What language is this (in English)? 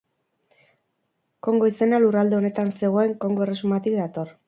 Basque